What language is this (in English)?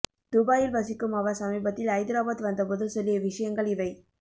Tamil